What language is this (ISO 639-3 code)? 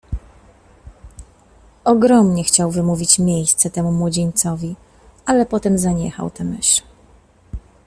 pol